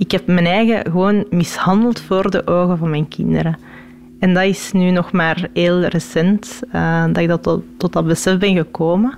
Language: Dutch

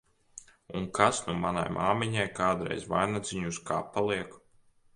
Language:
Latvian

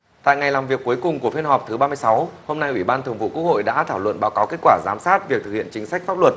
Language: Vietnamese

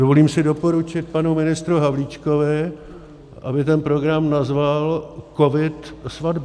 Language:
Czech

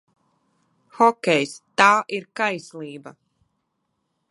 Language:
Latvian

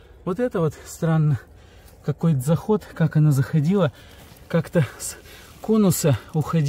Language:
Russian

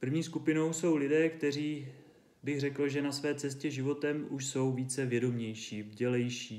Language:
Czech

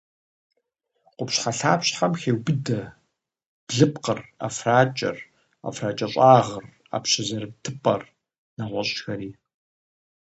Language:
Kabardian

